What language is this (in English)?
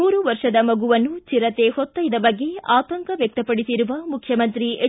Kannada